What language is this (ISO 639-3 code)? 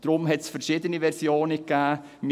gsw